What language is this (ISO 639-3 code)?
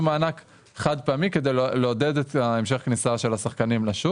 heb